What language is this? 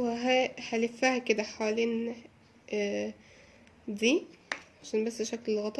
Arabic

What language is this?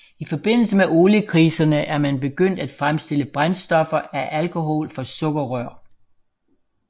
Danish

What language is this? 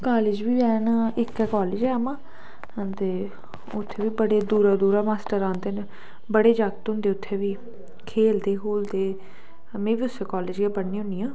Dogri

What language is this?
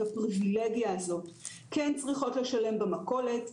Hebrew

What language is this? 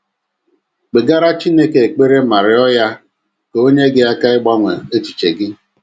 Igbo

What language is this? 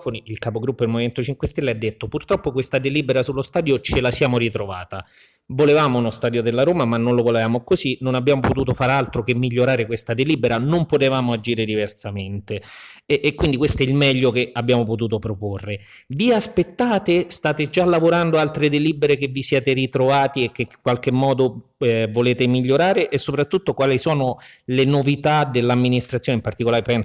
Italian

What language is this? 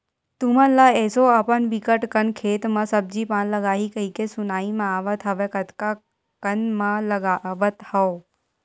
Chhattisgarhi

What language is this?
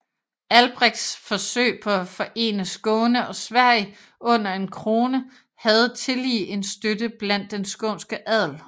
Danish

